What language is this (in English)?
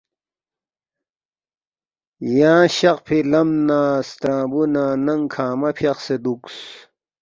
Balti